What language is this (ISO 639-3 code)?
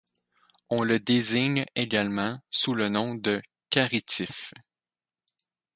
fra